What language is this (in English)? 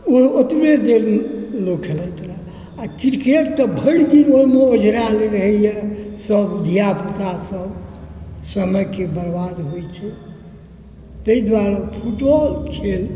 Maithili